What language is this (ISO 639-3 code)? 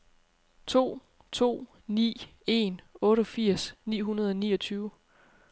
dan